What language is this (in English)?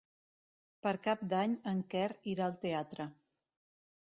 Catalan